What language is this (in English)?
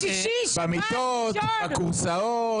Hebrew